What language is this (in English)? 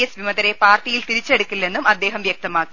Malayalam